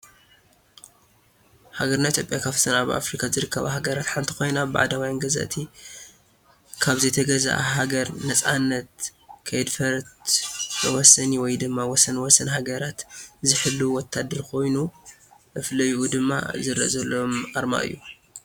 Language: Tigrinya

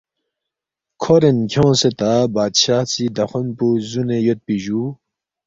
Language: Balti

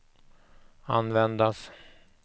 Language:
Swedish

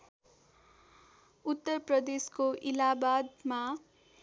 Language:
Nepali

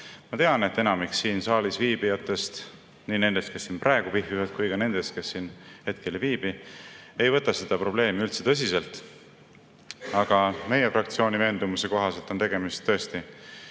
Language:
Estonian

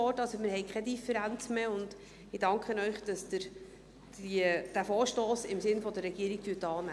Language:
Swiss German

